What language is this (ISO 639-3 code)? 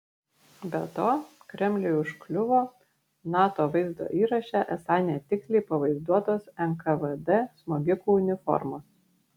lit